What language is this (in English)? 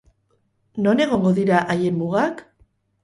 Basque